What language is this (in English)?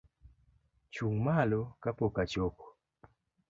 Luo (Kenya and Tanzania)